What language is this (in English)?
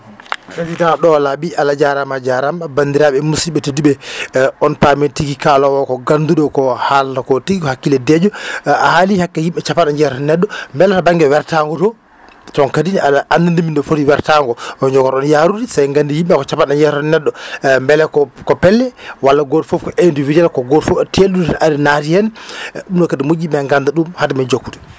Fula